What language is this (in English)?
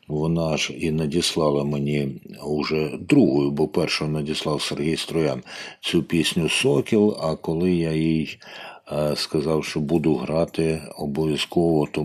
Ukrainian